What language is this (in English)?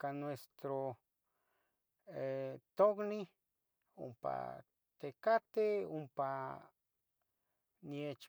Tetelcingo Nahuatl